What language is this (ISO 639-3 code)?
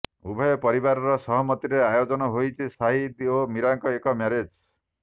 ori